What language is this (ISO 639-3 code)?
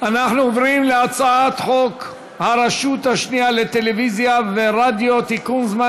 heb